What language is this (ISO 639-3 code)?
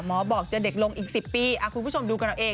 tha